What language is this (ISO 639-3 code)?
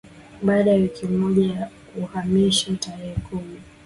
swa